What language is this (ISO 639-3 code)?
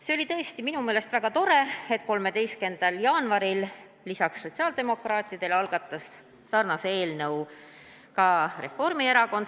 est